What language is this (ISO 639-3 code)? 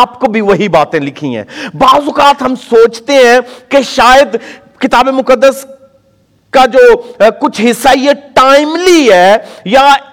urd